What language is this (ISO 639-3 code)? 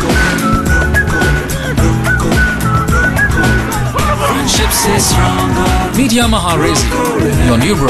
nld